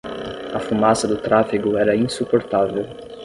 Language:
Portuguese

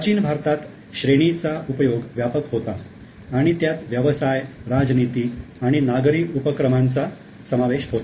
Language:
Marathi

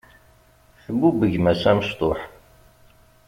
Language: Kabyle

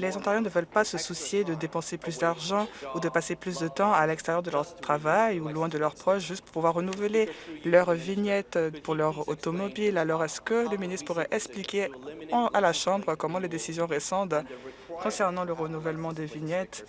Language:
French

